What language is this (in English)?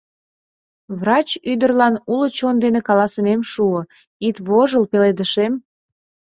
Mari